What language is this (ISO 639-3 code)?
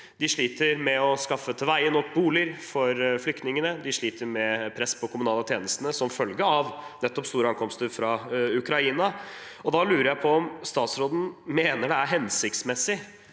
nor